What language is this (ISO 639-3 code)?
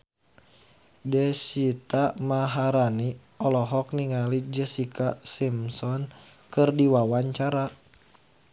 sun